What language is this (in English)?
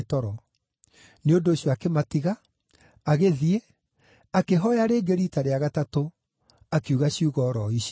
Kikuyu